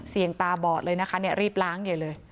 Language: Thai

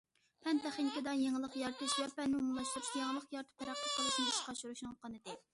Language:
Uyghur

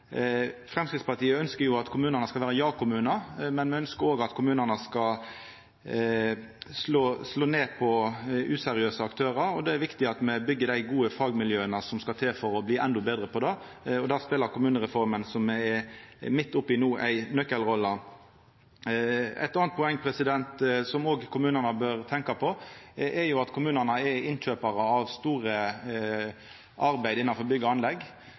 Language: Norwegian Nynorsk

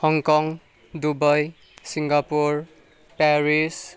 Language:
Nepali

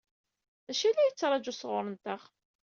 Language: Kabyle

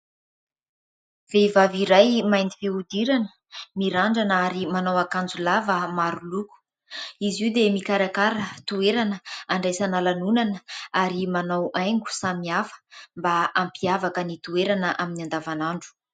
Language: Malagasy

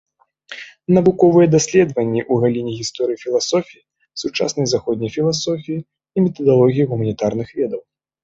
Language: Belarusian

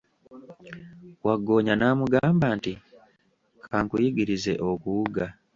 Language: Ganda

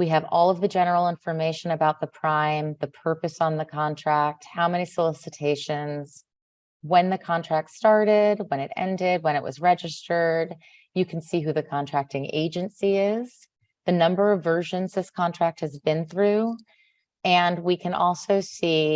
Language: English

